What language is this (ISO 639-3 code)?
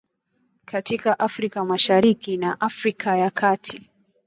swa